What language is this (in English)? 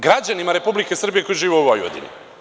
Serbian